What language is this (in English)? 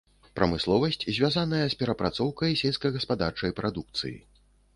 Belarusian